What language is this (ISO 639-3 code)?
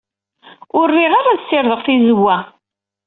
kab